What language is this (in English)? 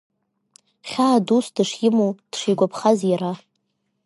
Abkhazian